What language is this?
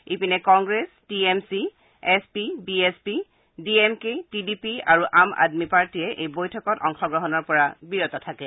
Assamese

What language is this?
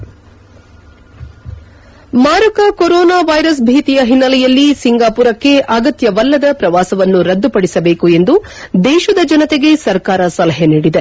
Kannada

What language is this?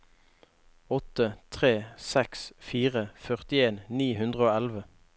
Norwegian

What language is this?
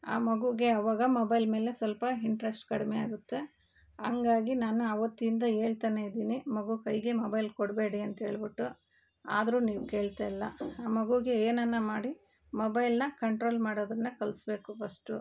Kannada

